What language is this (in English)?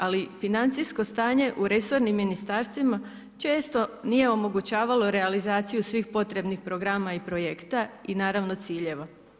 Croatian